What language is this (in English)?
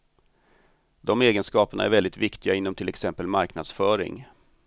Swedish